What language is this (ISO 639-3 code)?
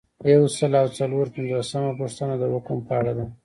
pus